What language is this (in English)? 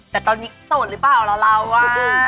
Thai